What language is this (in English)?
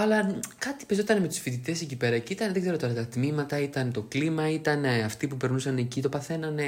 Greek